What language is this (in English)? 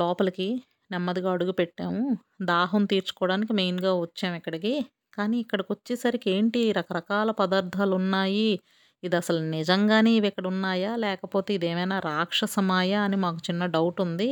Telugu